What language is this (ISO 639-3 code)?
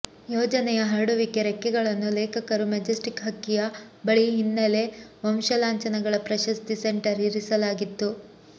kan